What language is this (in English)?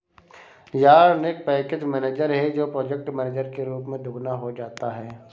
Hindi